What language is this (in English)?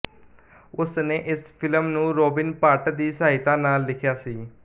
Punjabi